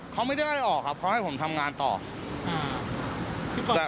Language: Thai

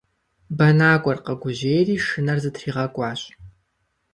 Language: Kabardian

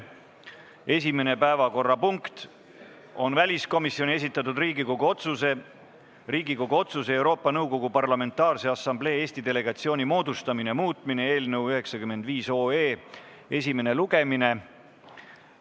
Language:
Estonian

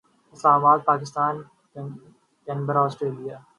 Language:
Urdu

